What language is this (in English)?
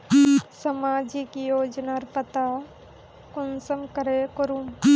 Magahi